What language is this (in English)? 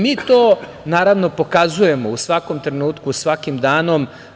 Serbian